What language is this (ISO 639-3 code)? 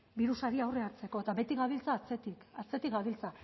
eus